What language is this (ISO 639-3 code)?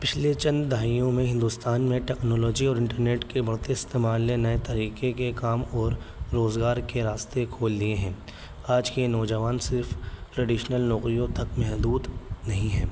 urd